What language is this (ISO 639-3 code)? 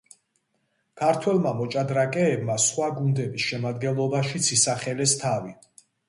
kat